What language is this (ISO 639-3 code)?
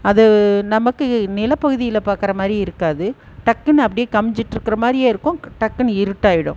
tam